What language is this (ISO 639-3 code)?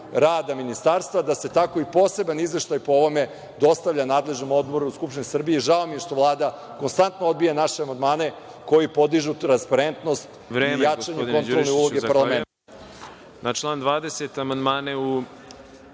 srp